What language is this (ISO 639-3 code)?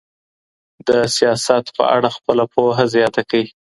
pus